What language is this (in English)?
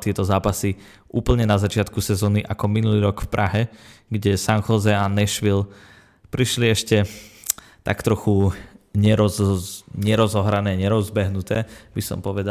Slovak